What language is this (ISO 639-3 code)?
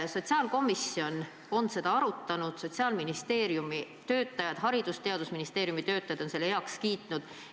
est